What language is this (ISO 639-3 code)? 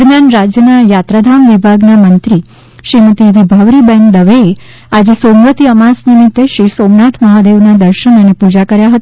guj